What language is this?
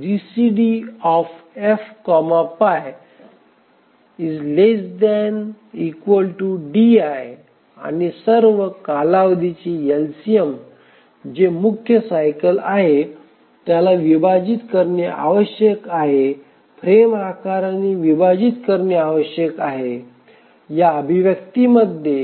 Marathi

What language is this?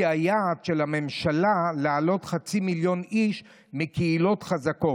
Hebrew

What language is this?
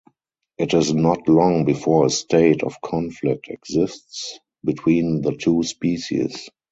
English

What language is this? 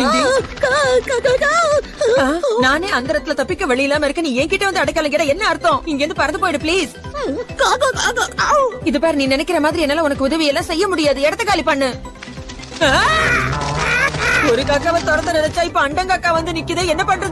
Indonesian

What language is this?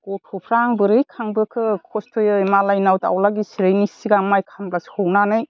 Bodo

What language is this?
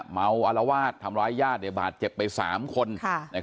Thai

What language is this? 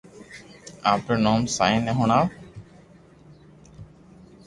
Loarki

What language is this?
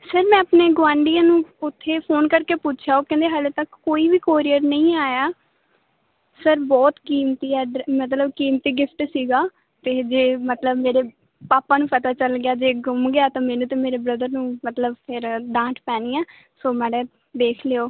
Punjabi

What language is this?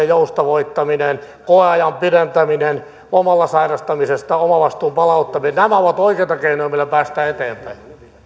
Finnish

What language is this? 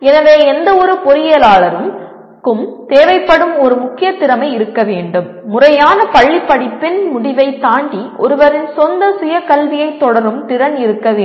Tamil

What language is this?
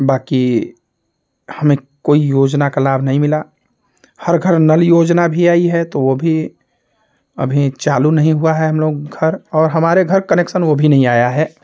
Hindi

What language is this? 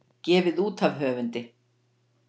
Icelandic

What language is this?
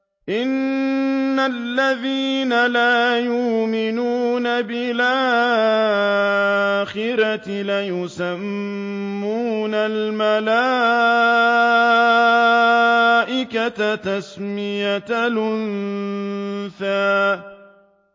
Arabic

